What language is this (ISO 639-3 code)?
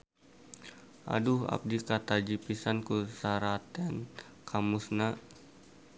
sun